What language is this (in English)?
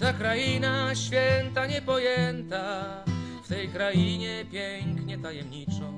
Polish